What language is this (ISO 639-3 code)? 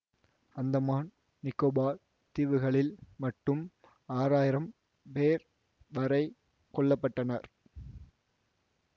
tam